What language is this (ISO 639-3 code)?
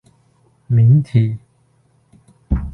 zho